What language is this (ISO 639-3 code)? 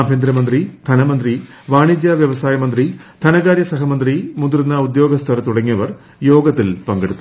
mal